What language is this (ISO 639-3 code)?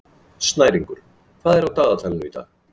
isl